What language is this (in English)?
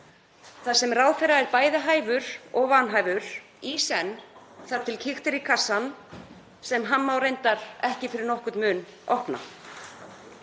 Icelandic